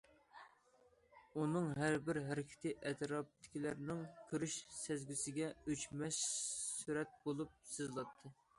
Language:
Uyghur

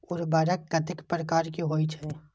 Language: Maithili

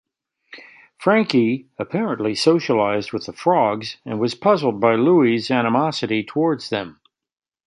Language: English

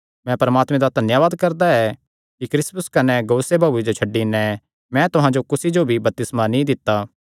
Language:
Kangri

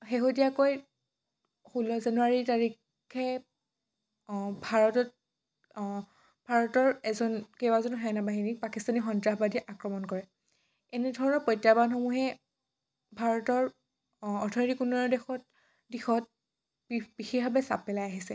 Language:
Assamese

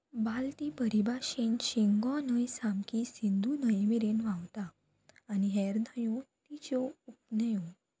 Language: Konkani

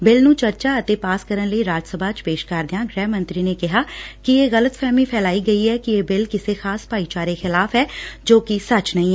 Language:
Punjabi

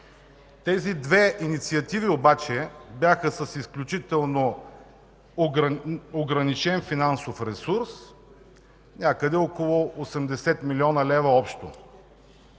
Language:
Bulgarian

